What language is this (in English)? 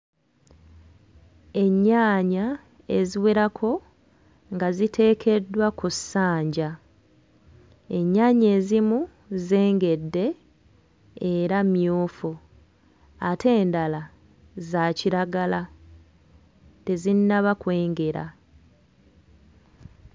Ganda